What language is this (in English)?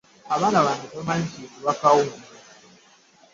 Ganda